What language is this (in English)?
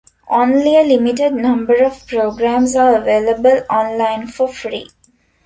English